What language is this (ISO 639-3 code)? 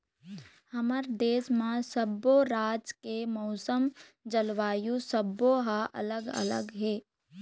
hne